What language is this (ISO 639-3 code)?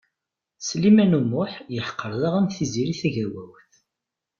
kab